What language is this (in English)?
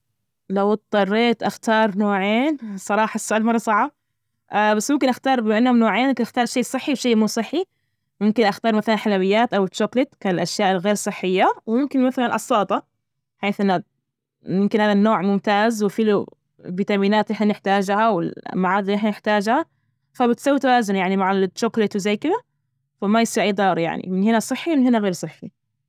Najdi Arabic